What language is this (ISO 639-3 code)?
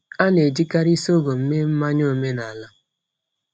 ibo